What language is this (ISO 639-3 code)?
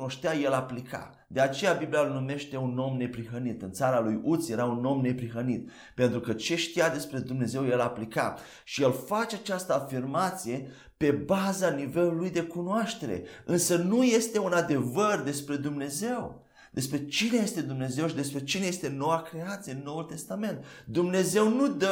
ron